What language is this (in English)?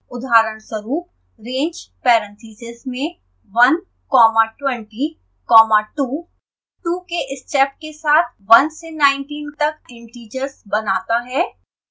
Hindi